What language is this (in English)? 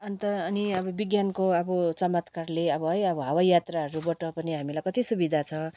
Nepali